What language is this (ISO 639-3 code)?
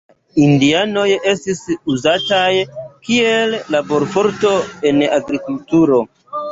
epo